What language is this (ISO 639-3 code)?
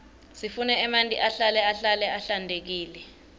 ssw